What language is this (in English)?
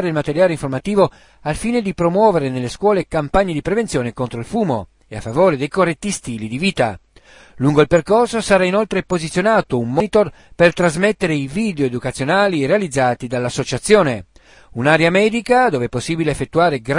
Italian